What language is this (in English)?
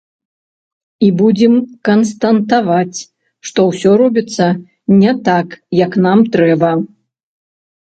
Belarusian